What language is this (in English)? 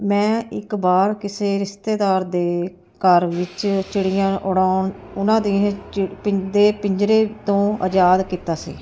Punjabi